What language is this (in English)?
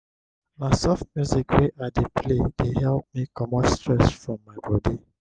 Nigerian Pidgin